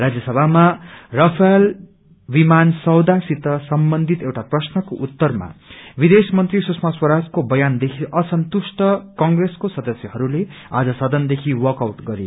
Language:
Nepali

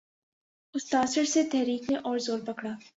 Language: Urdu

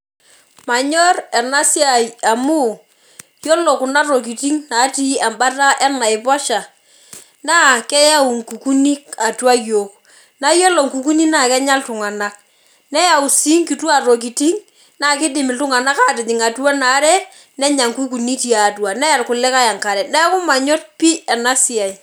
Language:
Masai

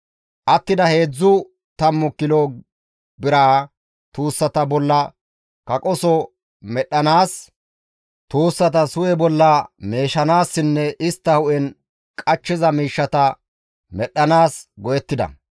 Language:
Gamo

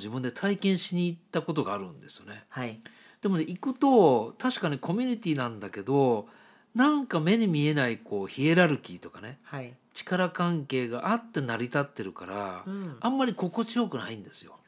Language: Japanese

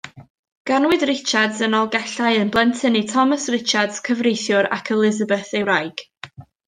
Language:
Welsh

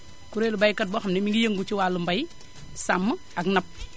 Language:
Wolof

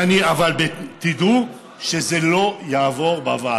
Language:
Hebrew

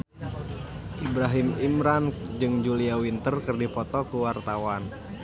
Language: Sundanese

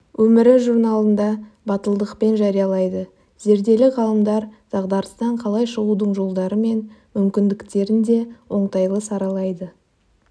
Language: Kazakh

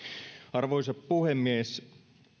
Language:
Finnish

